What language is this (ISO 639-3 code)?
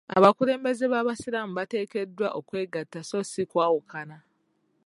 lug